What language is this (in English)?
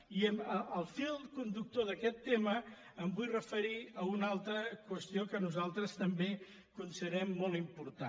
Catalan